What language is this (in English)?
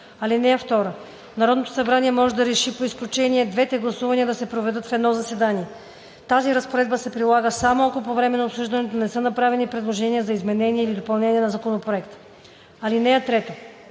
Bulgarian